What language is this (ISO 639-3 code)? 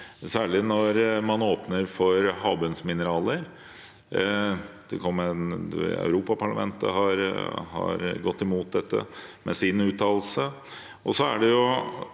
nor